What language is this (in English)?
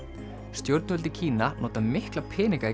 Icelandic